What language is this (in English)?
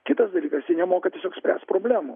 Lithuanian